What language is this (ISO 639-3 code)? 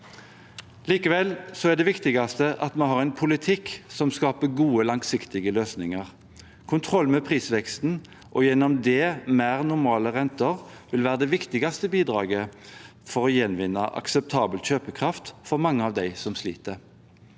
nor